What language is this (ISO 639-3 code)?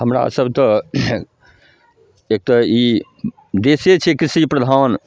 mai